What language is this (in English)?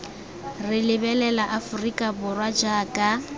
Tswana